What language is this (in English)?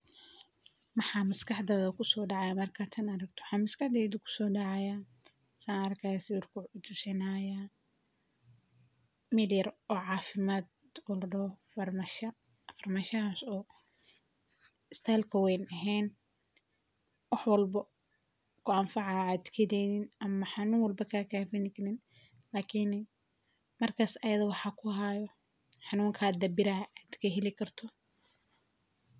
Somali